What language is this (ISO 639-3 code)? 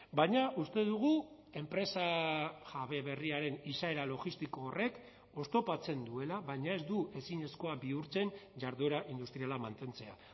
eus